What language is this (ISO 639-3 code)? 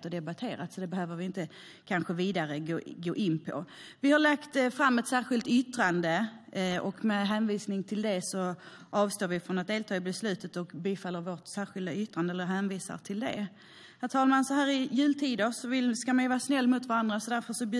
swe